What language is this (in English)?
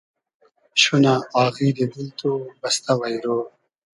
Hazaragi